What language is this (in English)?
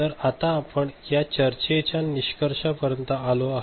Marathi